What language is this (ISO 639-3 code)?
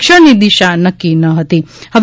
guj